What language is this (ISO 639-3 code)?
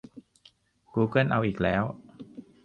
tha